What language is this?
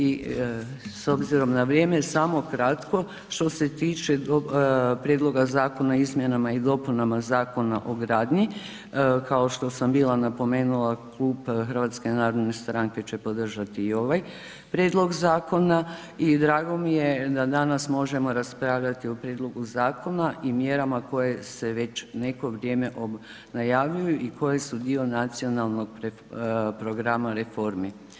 Croatian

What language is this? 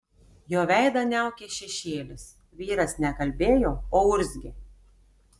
Lithuanian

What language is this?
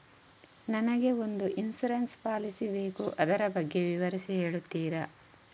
Kannada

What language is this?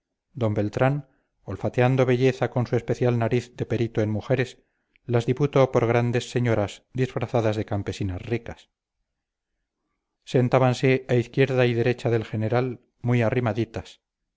Spanish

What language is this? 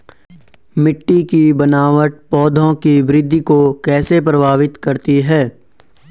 Hindi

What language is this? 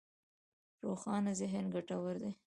Pashto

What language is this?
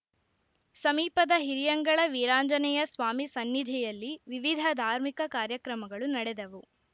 Kannada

